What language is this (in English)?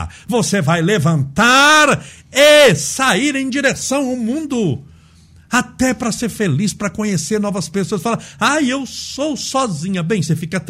Portuguese